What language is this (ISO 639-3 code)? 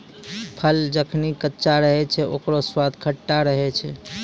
mai